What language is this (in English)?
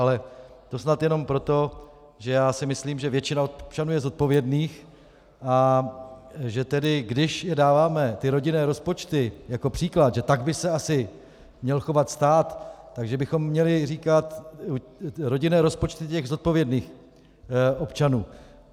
Czech